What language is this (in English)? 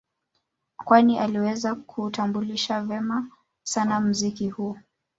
Swahili